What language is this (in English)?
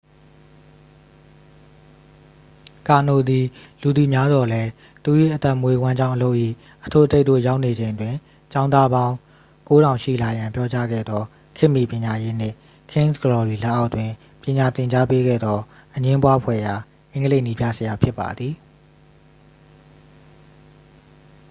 Burmese